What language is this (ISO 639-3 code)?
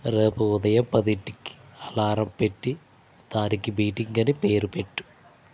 tel